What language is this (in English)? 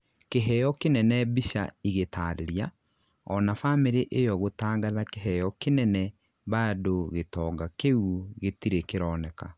Kikuyu